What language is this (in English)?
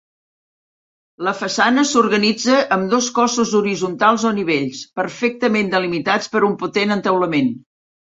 Catalan